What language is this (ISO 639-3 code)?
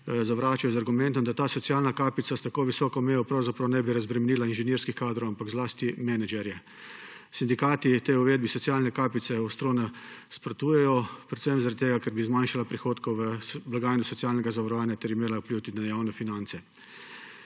slv